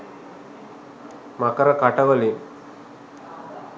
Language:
Sinhala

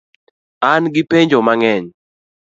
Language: Luo (Kenya and Tanzania)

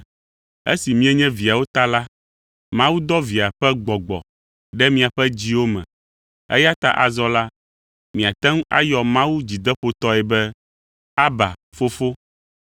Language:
Ewe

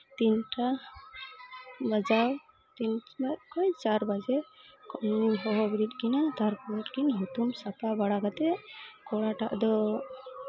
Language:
Santali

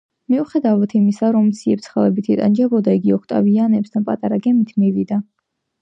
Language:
Georgian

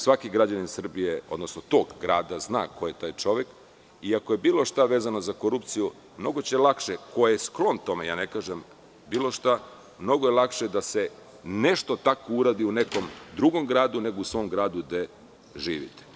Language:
Serbian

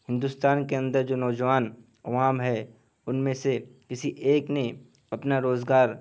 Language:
Urdu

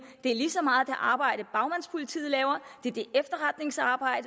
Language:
Danish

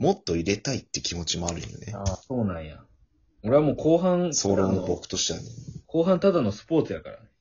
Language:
Japanese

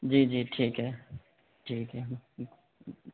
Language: Urdu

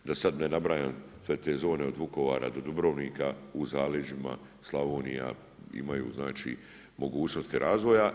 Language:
Croatian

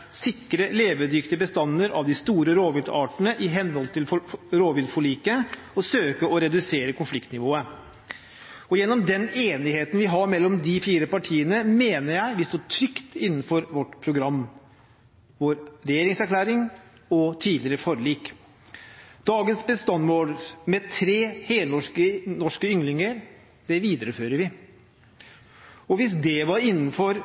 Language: Norwegian Bokmål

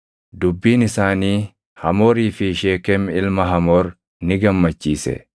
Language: Oromo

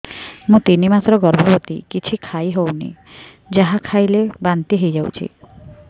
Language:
Odia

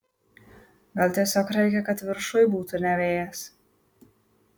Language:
Lithuanian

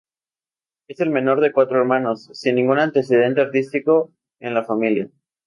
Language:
Spanish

